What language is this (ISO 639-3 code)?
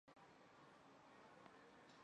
zho